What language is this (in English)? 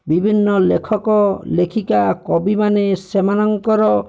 Odia